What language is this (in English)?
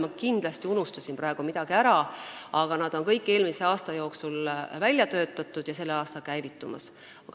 Estonian